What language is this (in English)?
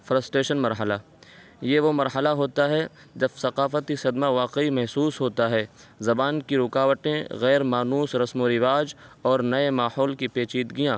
Urdu